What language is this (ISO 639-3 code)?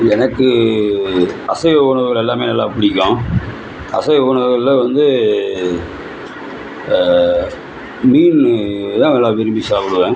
tam